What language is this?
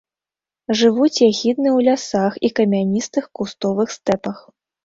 Belarusian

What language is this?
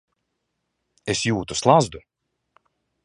Latvian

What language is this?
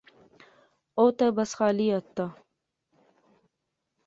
Pahari-Potwari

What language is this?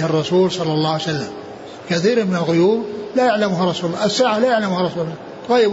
Arabic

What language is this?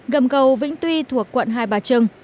Vietnamese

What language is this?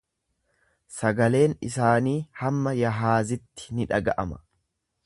Oromo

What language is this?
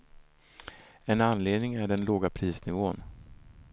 Swedish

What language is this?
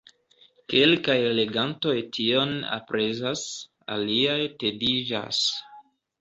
Esperanto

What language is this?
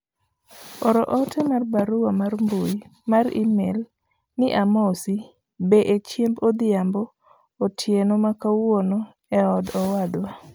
Luo (Kenya and Tanzania)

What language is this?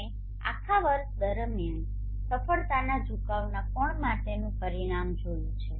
Gujarati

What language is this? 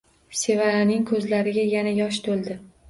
Uzbek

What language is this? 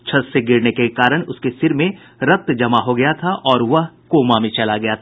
Hindi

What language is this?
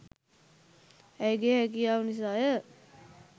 Sinhala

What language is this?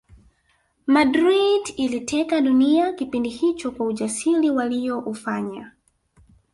Swahili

